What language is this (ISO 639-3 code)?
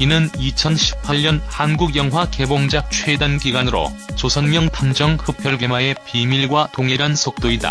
kor